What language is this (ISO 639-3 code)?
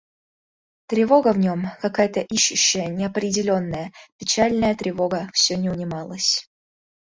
rus